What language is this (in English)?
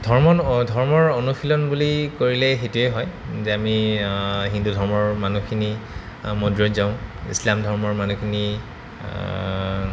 Assamese